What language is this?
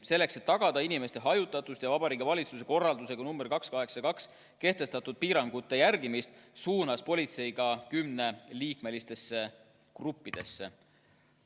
Estonian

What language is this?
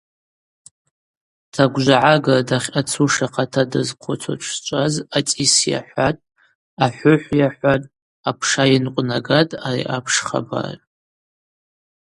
Abaza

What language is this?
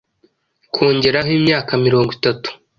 Kinyarwanda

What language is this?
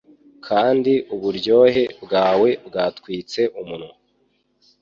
Kinyarwanda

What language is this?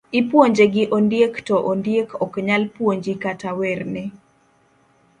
Luo (Kenya and Tanzania)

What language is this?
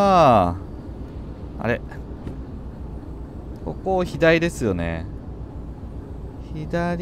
Japanese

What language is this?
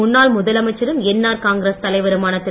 Tamil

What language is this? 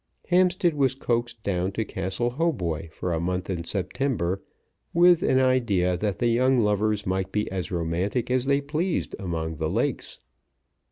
English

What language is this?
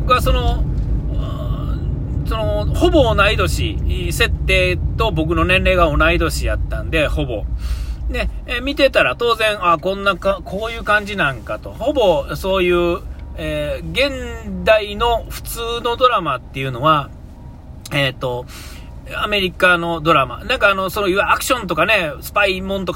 Japanese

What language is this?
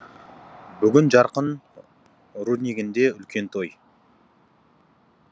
Kazakh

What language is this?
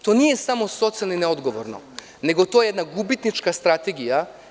Serbian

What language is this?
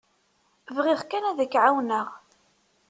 Kabyle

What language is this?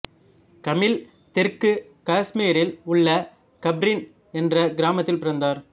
Tamil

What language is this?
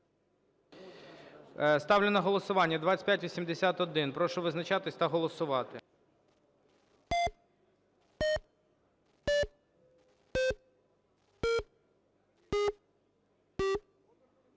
Ukrainian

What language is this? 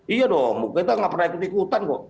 Indonesian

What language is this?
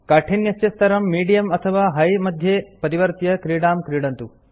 Sanskrit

